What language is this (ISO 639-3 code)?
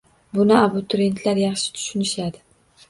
uzb